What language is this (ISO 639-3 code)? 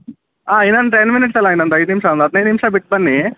kan